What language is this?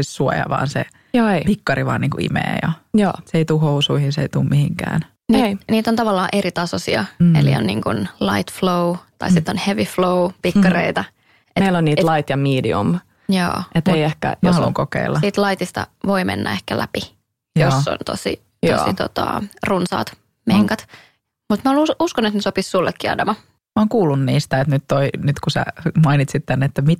Finnish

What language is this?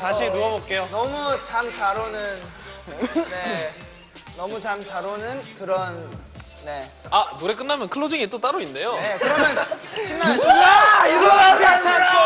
Korean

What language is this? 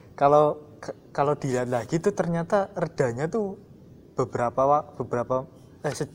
Indonesian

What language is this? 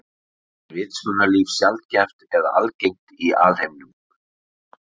Icelandic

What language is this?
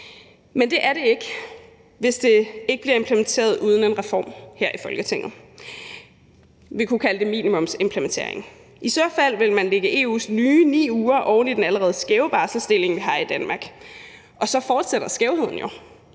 Danish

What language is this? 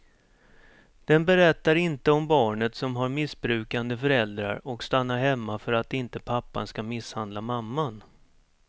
Swedish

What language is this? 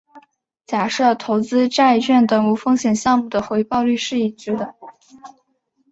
Chinese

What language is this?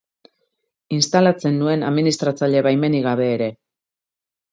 Basque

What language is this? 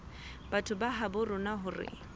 Southern Sotho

